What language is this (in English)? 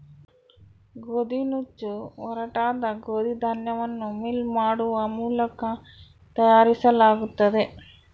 Kannada